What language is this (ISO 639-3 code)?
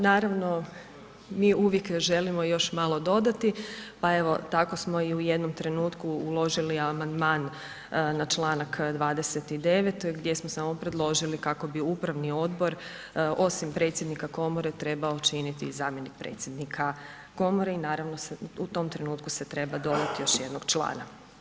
hrv